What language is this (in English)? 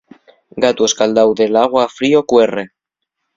Asturian